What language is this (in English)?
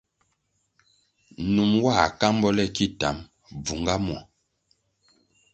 Kwasio